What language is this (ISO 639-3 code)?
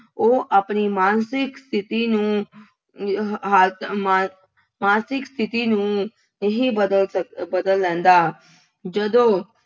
pan